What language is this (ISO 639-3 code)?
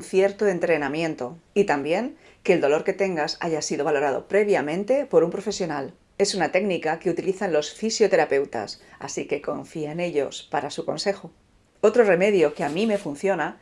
spa